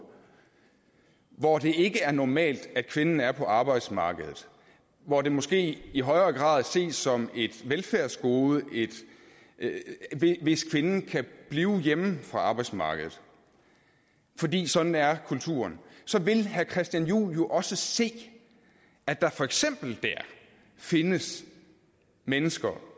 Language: Danish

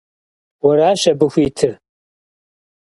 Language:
Kabardian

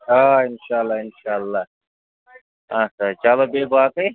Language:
Kashmiri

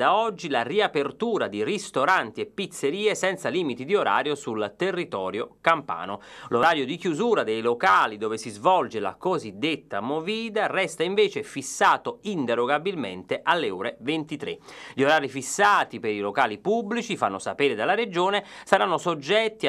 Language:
Italian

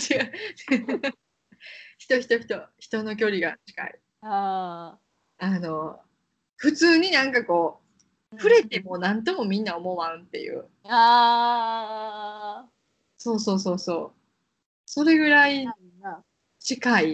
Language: Japanese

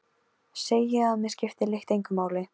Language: Icelandic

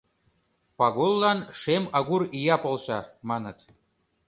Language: Mari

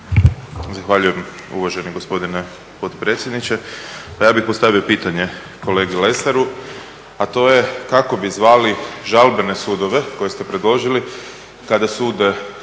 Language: Croatian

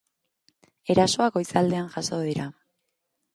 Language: Basque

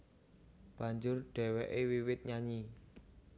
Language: Javanese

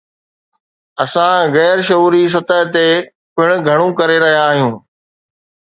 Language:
Sindhi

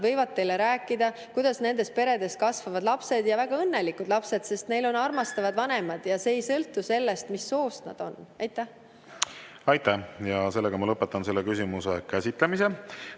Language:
Estonian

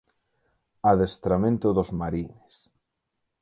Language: Galician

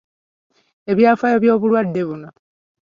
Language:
Ganda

